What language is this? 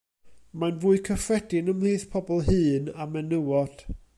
Welsh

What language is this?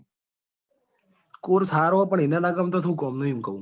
Gujarati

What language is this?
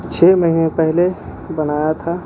Urdu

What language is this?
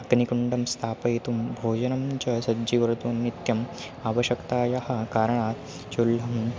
Sanskrit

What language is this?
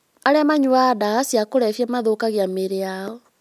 Kikuyu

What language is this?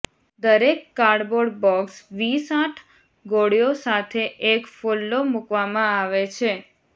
Gujarati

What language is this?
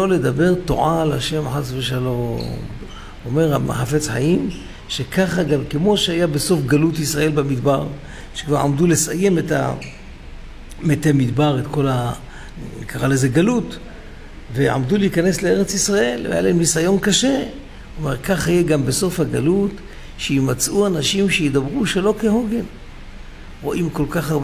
Hebrew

